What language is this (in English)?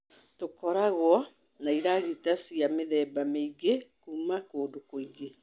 Kikuyu